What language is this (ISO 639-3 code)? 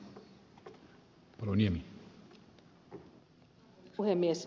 fin